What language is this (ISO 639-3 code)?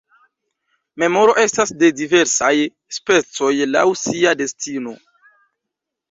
epo